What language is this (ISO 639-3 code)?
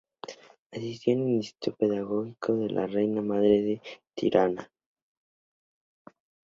spa